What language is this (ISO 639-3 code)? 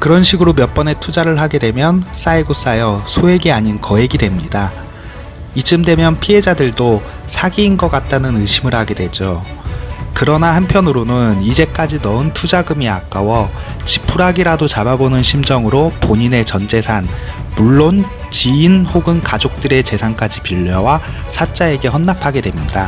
kor